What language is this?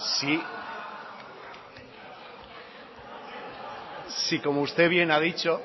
Spanish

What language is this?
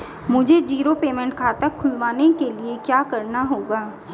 Hindi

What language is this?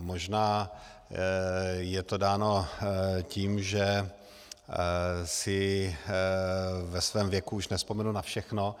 Czech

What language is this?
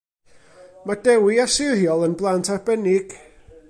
Welsh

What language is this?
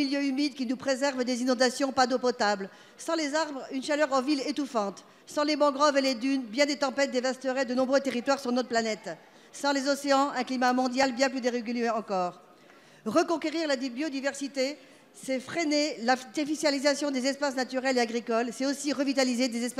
French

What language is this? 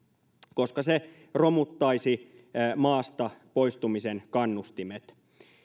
Finnish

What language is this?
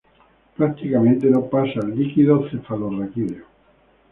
Spanish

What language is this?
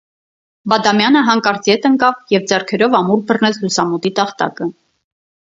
Armenian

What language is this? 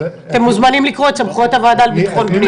Hebrew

